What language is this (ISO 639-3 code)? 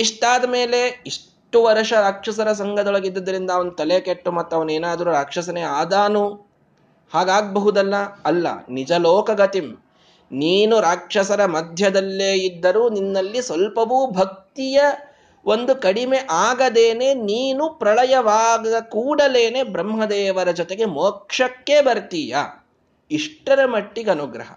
kan